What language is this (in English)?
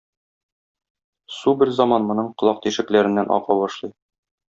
Tatar